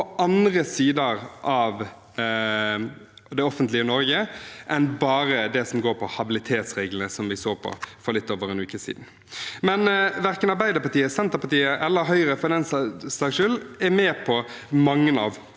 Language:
Norwegian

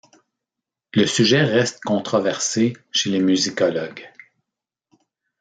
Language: French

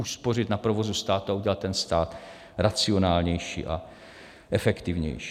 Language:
Czech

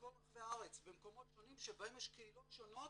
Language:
Hebrew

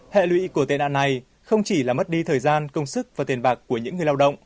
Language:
Vietnamese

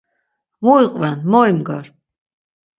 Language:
Laz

